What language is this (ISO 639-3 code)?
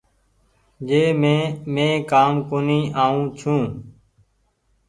gig